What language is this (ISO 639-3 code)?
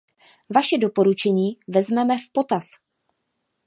ces